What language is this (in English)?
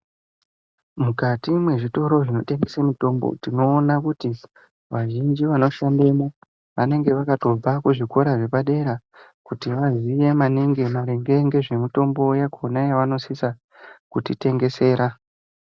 Ndau